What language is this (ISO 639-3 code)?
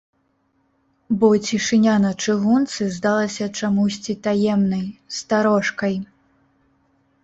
bel